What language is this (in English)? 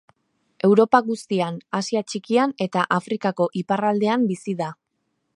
Basque